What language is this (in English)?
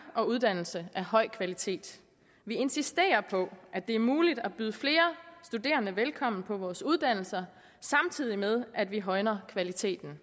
Danish